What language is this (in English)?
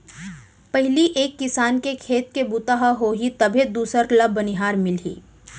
Chhattisgarhi